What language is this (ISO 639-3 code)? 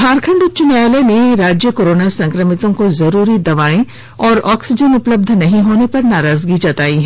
hin